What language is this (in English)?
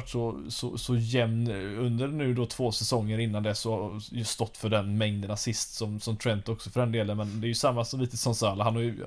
Swedish